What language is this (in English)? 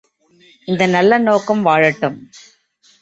Tamil